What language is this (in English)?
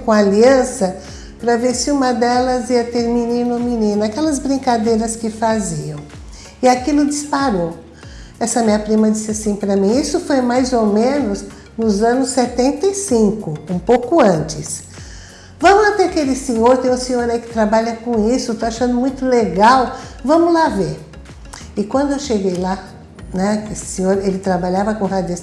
Portuguese